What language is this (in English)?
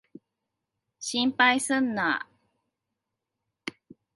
Japanese